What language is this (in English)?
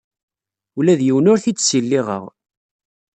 Kabyle